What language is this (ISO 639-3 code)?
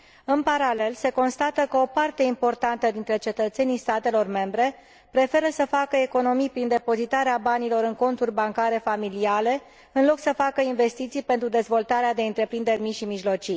ron